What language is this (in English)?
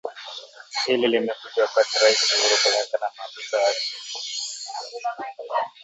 Swahili